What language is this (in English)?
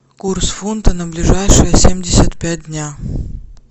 Russian